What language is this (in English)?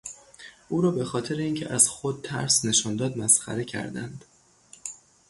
Persian